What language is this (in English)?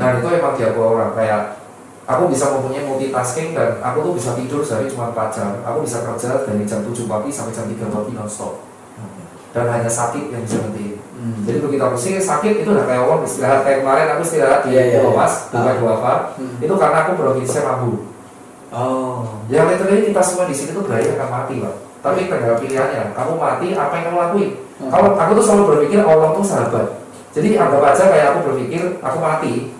Indonesian